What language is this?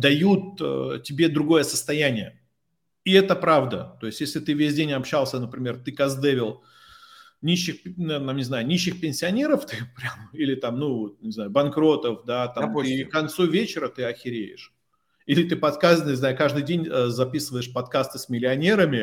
Russian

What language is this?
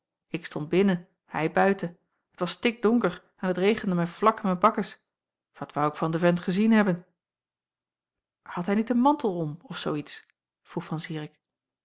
Dutch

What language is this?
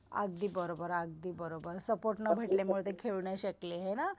Marathi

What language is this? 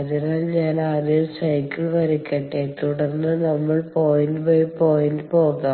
Malayalam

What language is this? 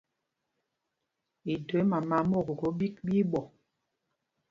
Mpumpong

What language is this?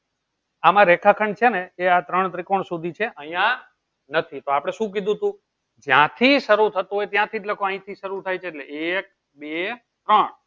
Gujarati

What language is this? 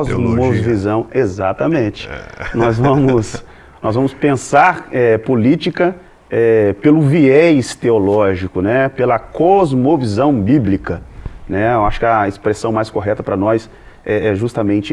Portuguese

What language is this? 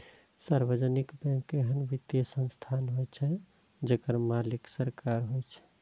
Maithili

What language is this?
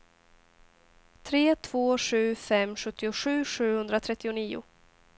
Swedish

